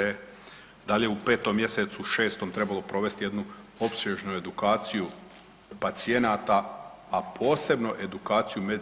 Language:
Croatian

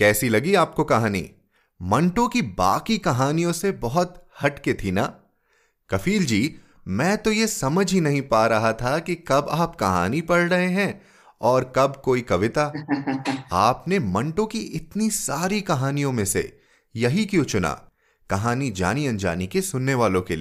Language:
Hindi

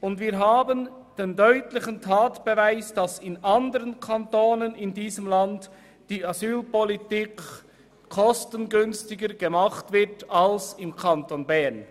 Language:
Swiss German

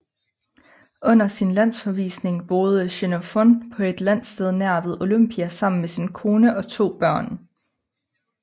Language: Danish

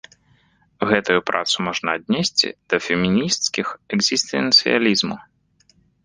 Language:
Belarusian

